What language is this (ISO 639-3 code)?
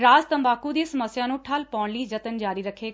pan